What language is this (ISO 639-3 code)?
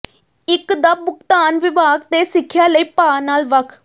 pan